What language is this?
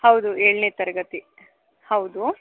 Kannada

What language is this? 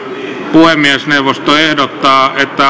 Finnish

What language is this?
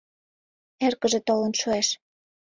Mari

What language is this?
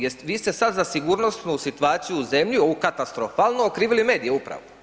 Croatian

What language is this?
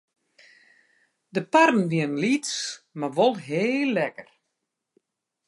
Western Frisian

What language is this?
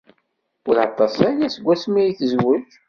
Kabyle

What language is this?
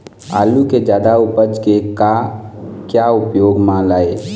Chhattisgarhi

